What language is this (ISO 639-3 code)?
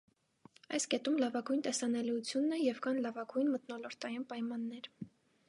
hye